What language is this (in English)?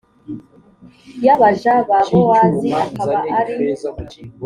Kinyarwanda